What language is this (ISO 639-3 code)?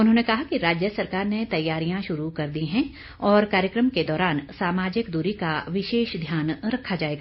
hin